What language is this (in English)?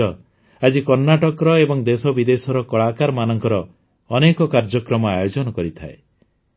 Odia